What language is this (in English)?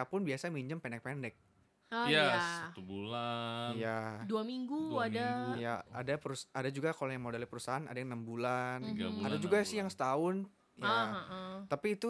Indonesian